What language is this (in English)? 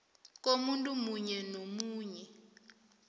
South Ndebele